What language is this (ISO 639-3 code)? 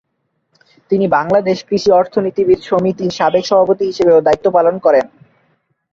ben